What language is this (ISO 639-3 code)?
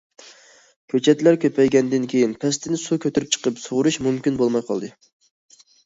uig